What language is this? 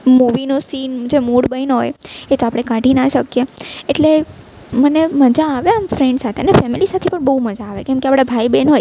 Gujarati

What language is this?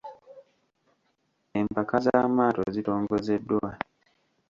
Ganda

